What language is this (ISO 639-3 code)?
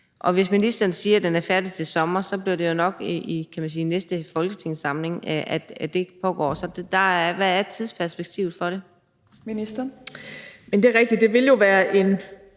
dan